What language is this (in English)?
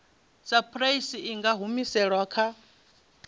Venda